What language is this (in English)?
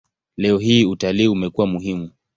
Swahili